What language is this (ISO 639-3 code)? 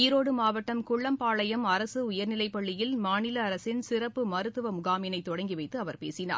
tam